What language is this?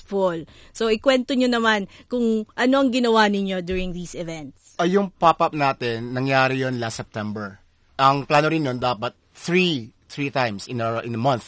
Filipino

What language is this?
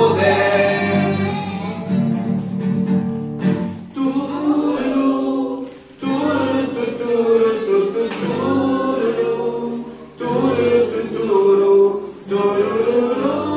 Romanian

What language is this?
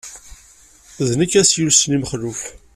Kabyle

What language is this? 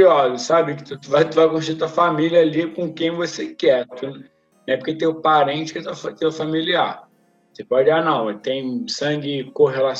Portuguese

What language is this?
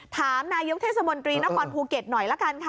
Thai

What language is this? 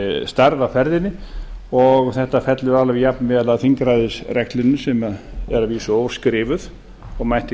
Icelandic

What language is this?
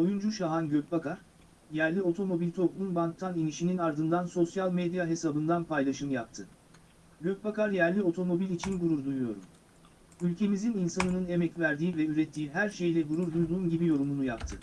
Turkish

